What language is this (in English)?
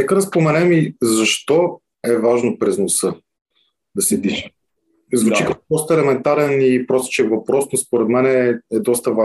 Bulgarian